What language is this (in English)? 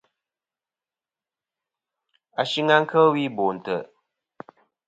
Kom